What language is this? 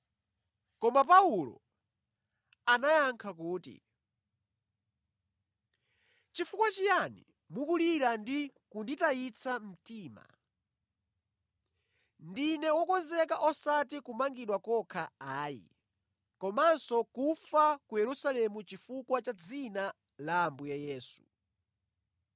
Nyanja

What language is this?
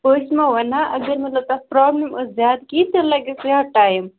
Kashmiri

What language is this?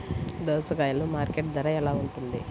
Telugu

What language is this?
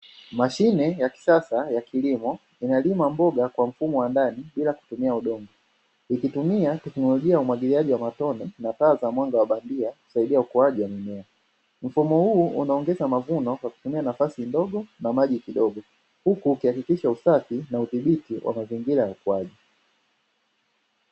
Swahili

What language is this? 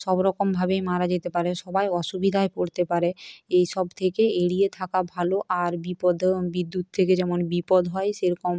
Bangla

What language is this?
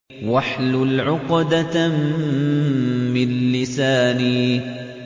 Arabic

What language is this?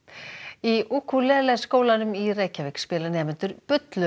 Icelandic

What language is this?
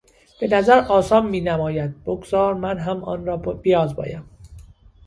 Persian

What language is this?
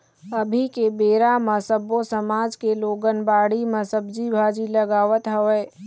Chhattisgarhi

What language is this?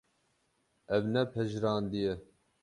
Kurdish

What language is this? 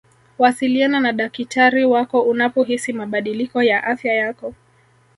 Swahili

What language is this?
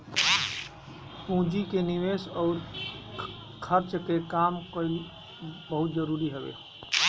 Bhojpuri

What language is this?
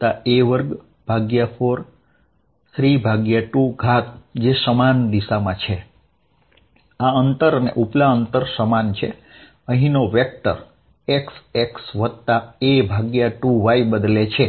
Gujarati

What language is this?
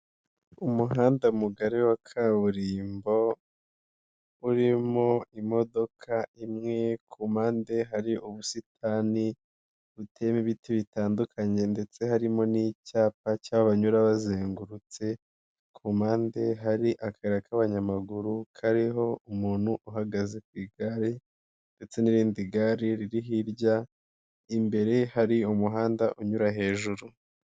Kinyarwanda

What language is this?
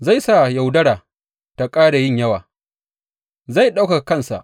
Hausa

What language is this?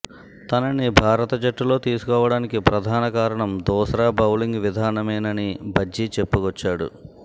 Telugu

